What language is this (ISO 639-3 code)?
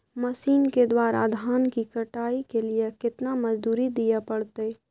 mai